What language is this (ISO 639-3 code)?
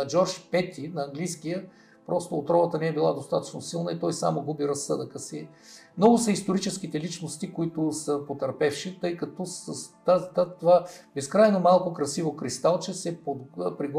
bul